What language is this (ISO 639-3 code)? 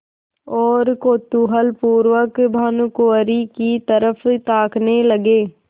hin